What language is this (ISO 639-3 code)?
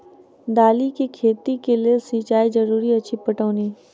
mai